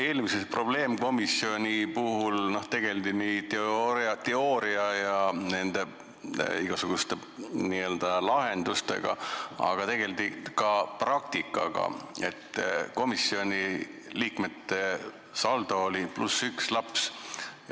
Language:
Estonian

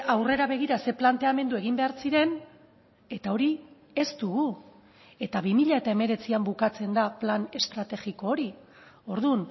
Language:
Basque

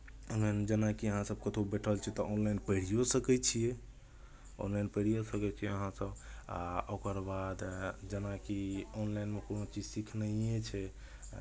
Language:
Maithili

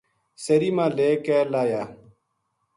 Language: Gujari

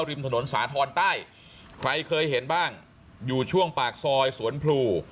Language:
Thai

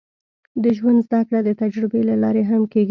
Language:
Pashto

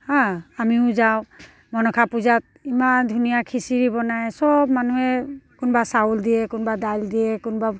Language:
Assamese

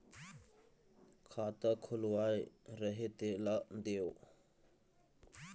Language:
Chhattisgarhi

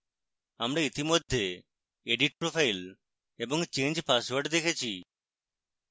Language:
Bangla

